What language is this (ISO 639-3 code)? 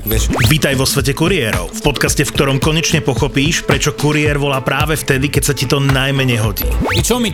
slk